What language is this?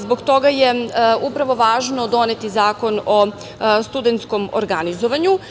Serbian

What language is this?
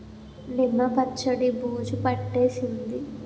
Telugu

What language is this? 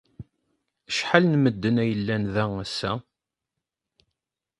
Kabyle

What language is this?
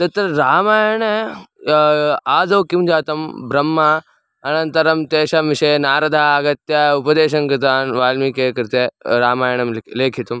Sanskrit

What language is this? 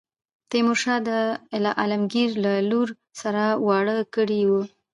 Pashto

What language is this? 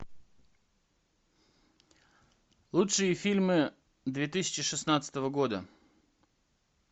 Russian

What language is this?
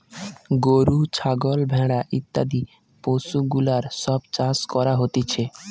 Bangla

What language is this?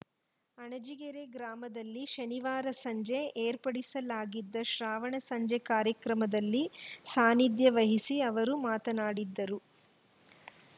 Kannada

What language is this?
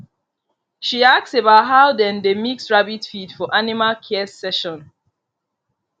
Nigerian Pidgin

